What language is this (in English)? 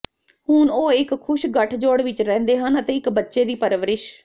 Punjabi